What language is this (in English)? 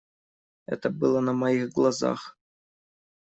Russian